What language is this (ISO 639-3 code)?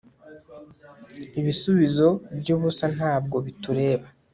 kin